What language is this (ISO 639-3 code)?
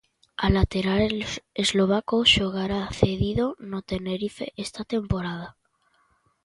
glg